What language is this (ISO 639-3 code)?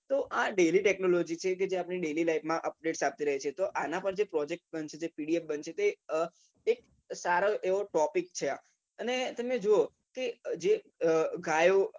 guj